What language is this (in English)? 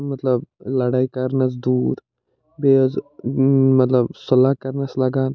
Kashmiri